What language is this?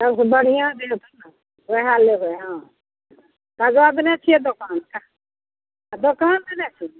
Maithili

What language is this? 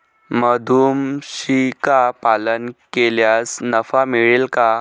Marathi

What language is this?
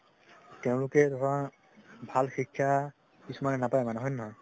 Assamese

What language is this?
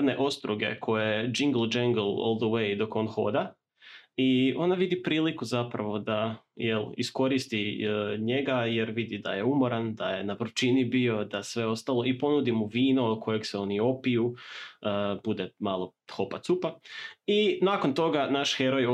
Croatian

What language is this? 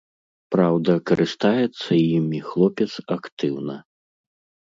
Belarusian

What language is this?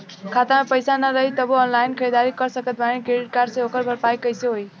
Bhojpuri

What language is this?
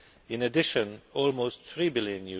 English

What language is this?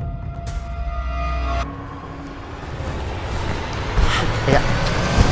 Vietnamese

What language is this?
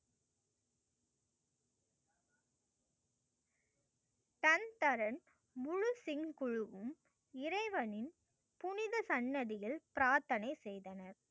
Tamil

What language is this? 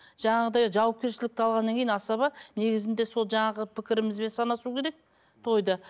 Kazakh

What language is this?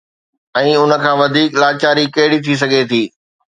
Sindhi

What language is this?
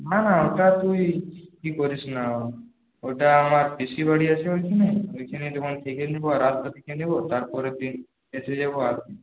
Bangla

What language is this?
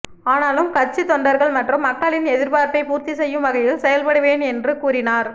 Tamil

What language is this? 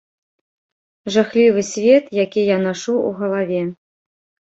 Belarusian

